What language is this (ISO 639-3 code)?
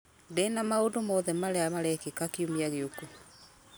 kik